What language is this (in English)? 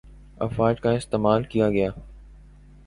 Urdu